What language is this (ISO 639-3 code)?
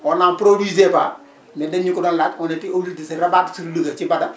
wol